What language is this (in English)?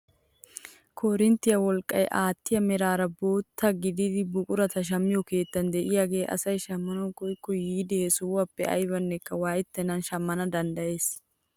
Wolaytta